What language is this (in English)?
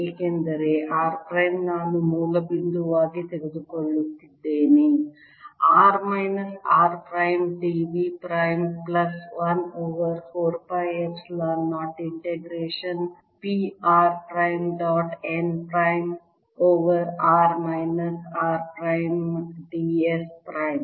Kannada